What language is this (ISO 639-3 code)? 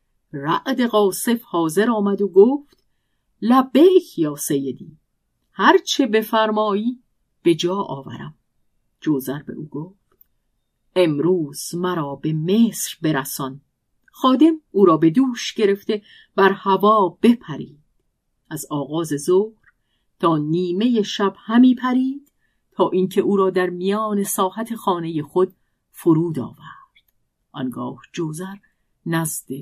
fas